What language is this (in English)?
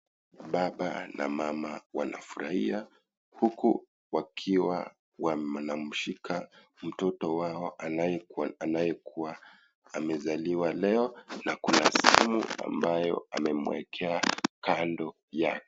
Swahili